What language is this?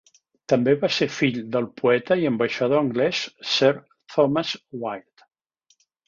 Catalan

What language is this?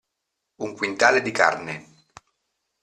Italian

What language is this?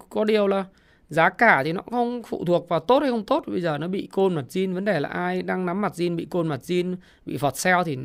Vietnamese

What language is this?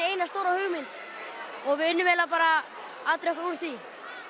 Icelandic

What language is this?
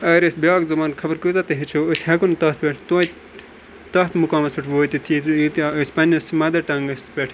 Kashmiri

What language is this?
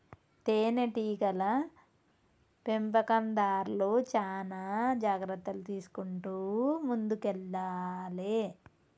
Telugu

